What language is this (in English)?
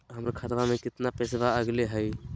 Magahi